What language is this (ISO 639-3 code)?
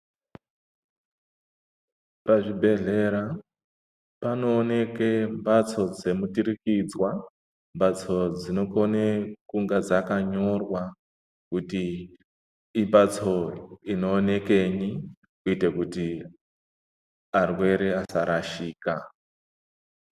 ndc